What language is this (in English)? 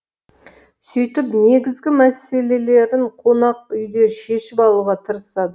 Kazakh